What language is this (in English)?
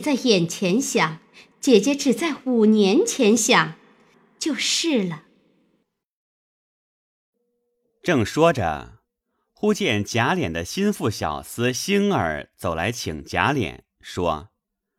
Chinese